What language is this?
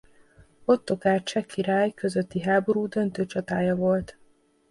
Hungarian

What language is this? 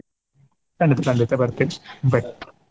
Kannada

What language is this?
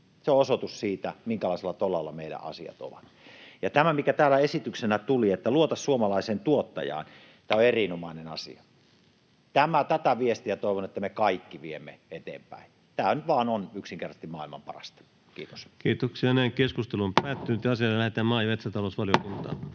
Finnish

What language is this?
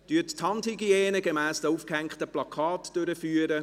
Swiss German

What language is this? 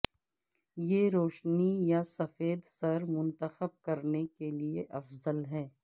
Urdu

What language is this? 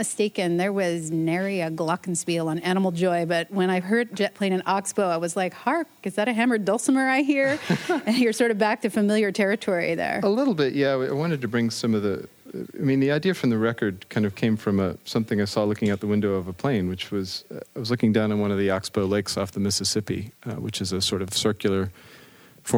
English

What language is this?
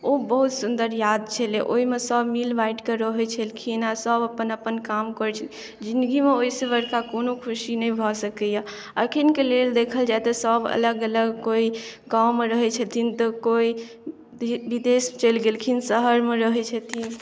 Maithili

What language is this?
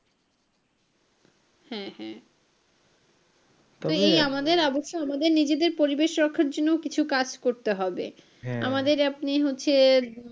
Bangla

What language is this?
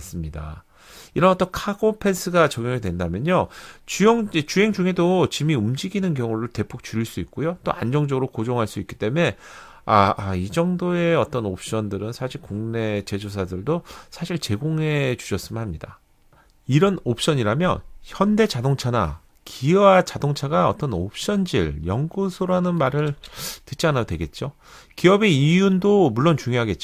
Korean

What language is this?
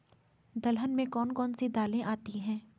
Hindi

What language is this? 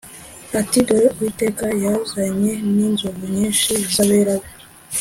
Kinyarwanda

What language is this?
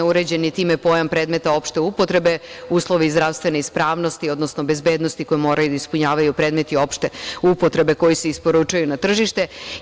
Serbian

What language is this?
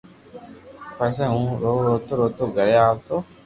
Loarki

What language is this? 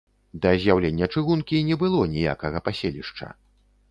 Belarusian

